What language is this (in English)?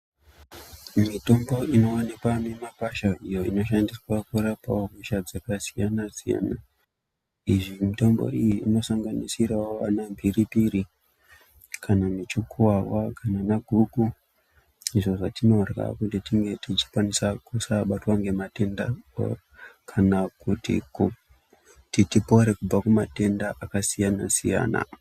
Ndau